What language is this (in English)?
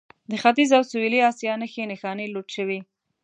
Pashto